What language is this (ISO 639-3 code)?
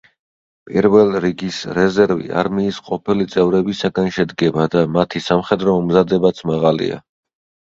kat